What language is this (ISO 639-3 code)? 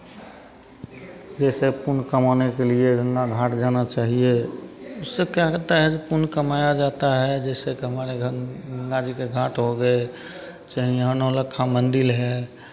hin